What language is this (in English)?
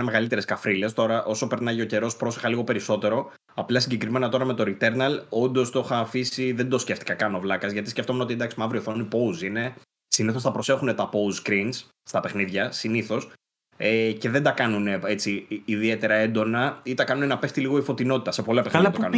Greek